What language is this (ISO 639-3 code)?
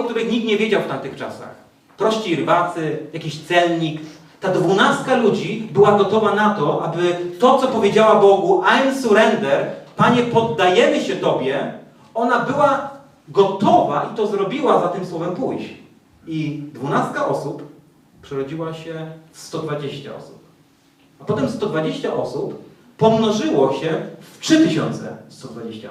pol